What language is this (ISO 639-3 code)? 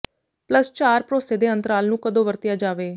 pan